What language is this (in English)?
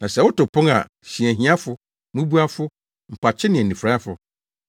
Akan